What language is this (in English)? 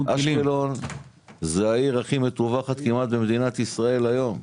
Hebrew